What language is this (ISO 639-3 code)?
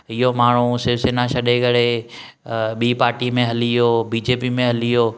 snd